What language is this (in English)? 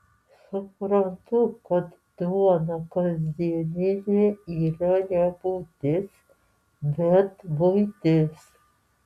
Lithuanian